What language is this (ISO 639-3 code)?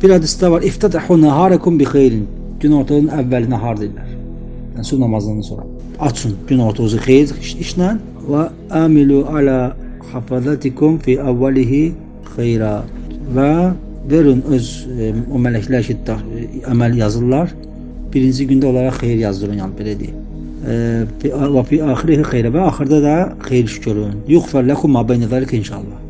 tur